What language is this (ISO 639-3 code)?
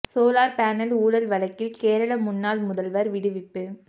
tam